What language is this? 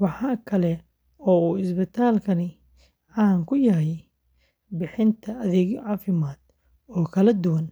Somali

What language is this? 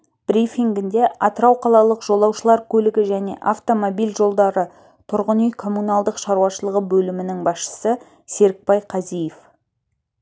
Kazakh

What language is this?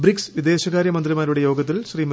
Malayalam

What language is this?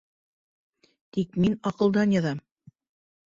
Bashkir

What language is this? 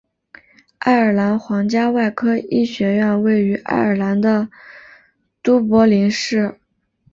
Chinese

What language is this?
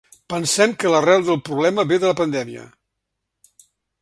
Catalan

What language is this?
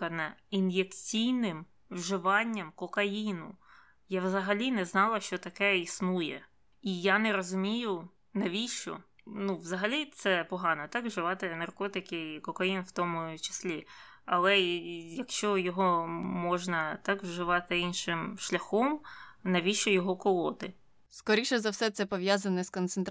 Ukrainian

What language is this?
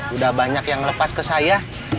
Indonesian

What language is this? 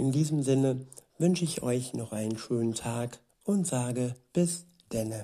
German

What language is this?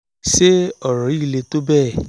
Yoruba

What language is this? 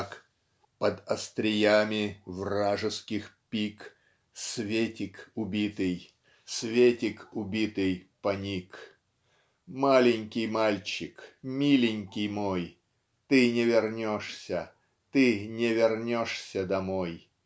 Russian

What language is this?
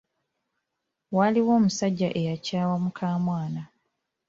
Ganda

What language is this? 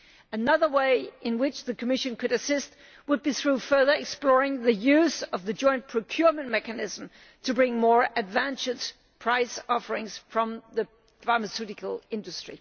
English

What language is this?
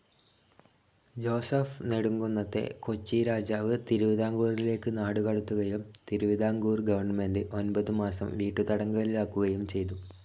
Malayalam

